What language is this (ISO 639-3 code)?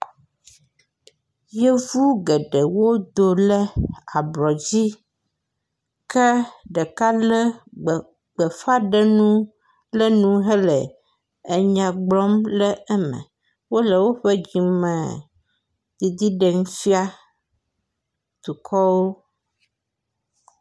ewe